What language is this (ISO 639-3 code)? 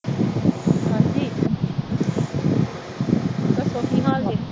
pan